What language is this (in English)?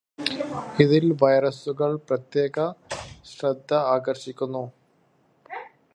Malayalam